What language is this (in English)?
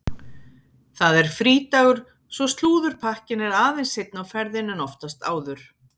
Icelandic